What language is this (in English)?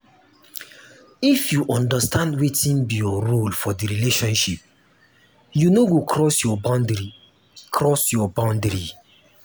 Nigerian Pidgin